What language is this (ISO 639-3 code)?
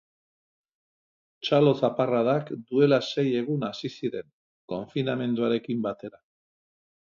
eus